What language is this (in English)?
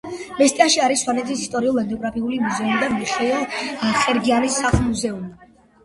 Georgian